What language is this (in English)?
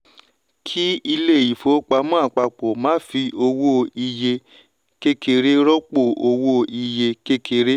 Yoruba